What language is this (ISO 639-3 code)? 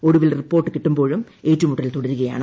mal